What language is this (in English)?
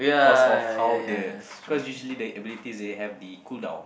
English